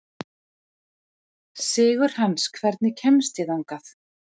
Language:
Icelandic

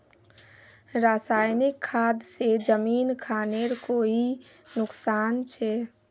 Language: Magahi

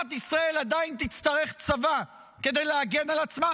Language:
Hebrew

